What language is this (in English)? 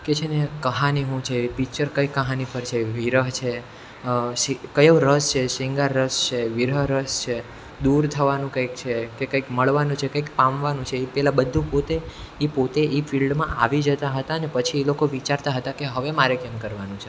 Gujarati